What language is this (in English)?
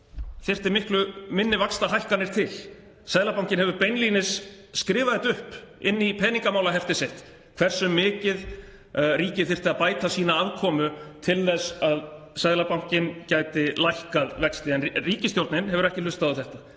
Icelandic